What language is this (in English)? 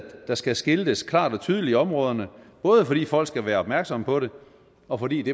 Danish